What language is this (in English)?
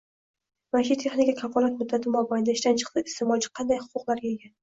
Uzbek